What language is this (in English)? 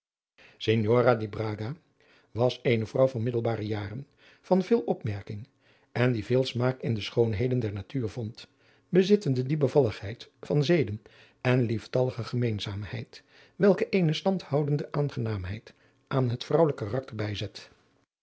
Dutch